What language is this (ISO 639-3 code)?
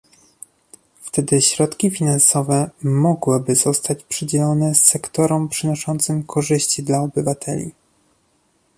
pol